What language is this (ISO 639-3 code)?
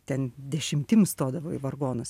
lit